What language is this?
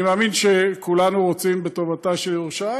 Hebrew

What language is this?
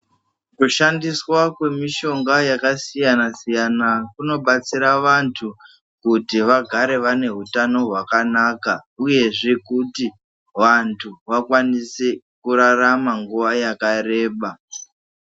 Ndau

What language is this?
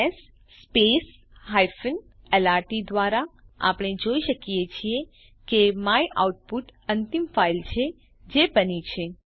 Gujarati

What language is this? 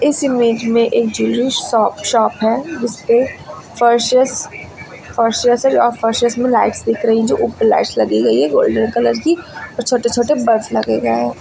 Hindi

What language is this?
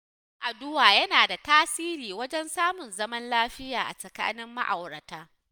Hausa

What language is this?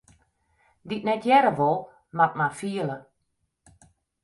Western Frisian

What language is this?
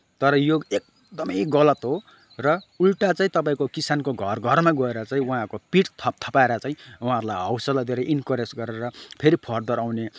Nepali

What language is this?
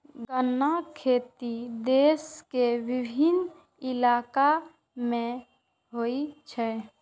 Maithili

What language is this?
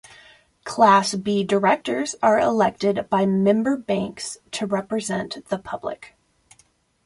English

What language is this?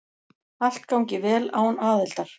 Icelandic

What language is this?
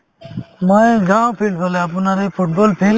Assamese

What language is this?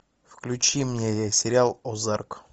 Russian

